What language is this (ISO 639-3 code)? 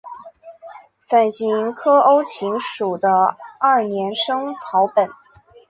zho